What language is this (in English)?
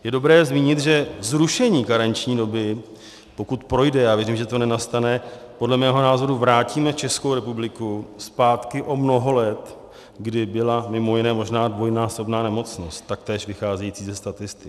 Czech